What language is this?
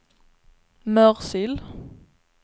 Swedish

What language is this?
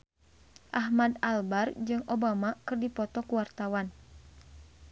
Sundanese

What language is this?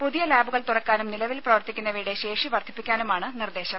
Malayalam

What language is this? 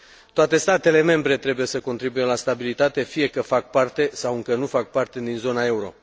Romanian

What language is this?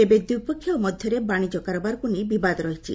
Odia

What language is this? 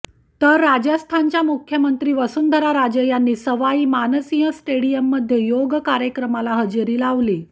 Marathi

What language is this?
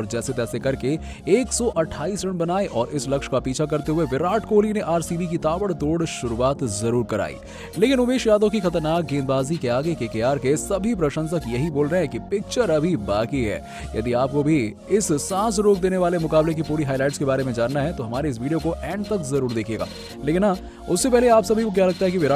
Hindi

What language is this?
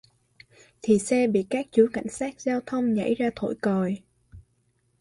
Vietnamese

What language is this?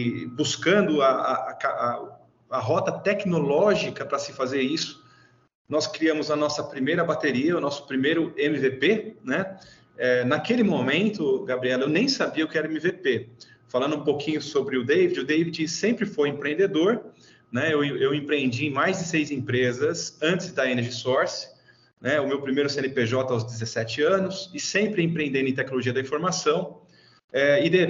Portuguese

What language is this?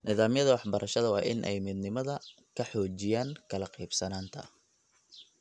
Somali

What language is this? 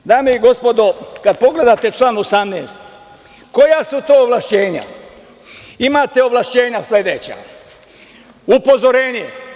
Serbian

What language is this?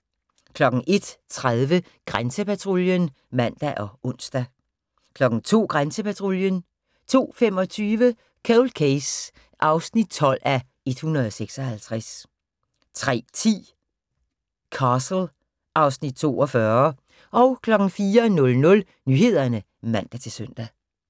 Danish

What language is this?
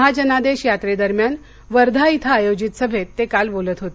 Marathi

